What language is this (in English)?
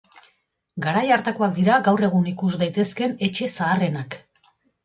Basque